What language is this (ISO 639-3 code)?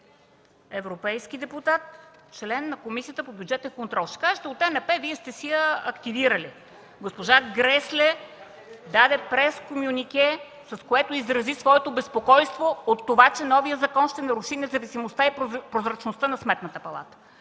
bul